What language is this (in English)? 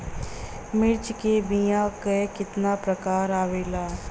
Bhojpuri